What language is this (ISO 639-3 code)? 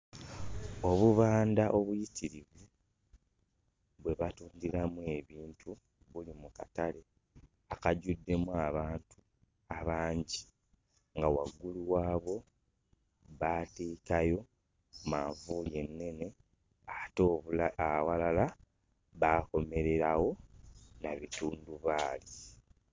lug